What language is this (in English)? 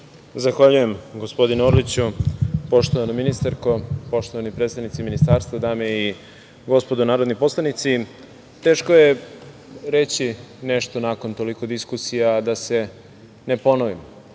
Serbian